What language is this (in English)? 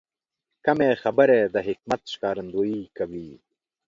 Pashto